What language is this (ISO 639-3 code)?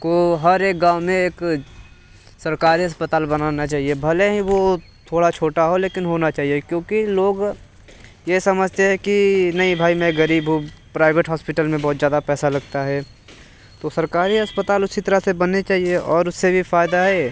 hin